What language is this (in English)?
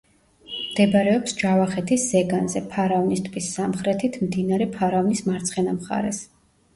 Georgian